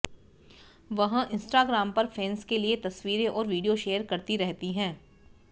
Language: Hindi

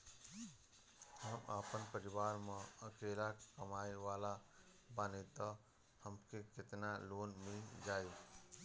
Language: Bhojpuri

